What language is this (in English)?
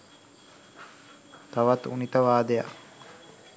Sinhala